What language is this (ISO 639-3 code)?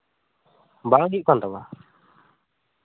sat